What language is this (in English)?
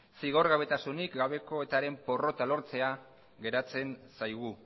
Basque